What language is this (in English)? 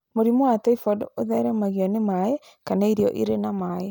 Kikuyu